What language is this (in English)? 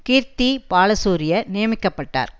Tamil